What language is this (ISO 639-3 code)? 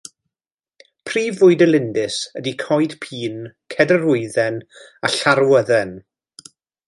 cym